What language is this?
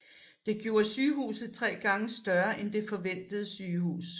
Danish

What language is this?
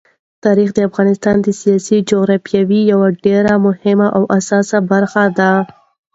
Pashto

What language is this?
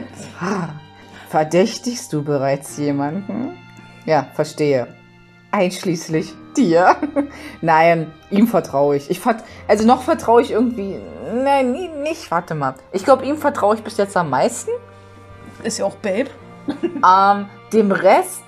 German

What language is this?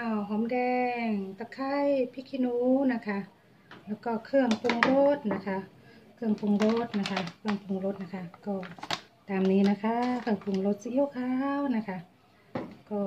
Thai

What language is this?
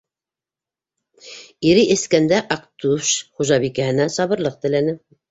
Bashkir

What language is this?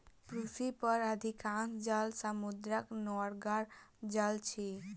Maithili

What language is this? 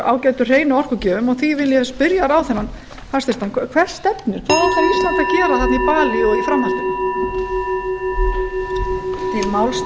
Icelandic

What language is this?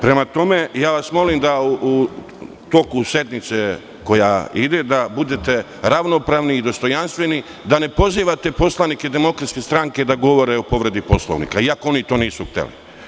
Serbian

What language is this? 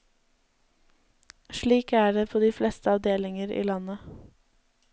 Norwegian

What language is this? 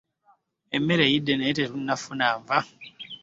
Ganda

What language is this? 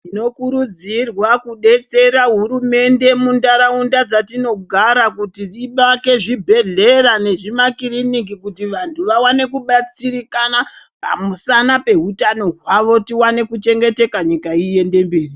Ndau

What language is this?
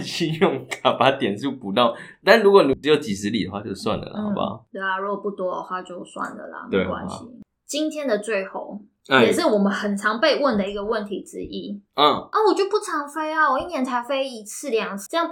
Chinese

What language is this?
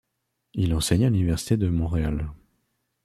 French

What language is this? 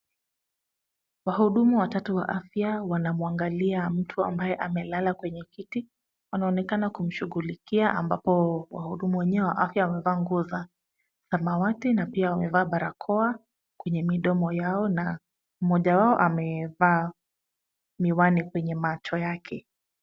Swahili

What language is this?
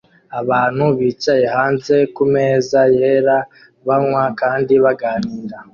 Kinyarwanda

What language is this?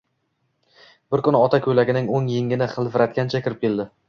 Uzbek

